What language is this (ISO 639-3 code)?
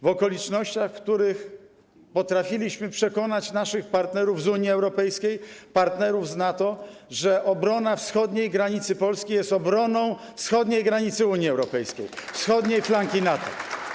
pol